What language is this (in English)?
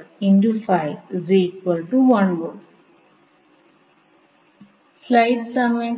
Malayalam